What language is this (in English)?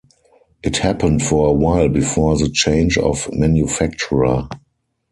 English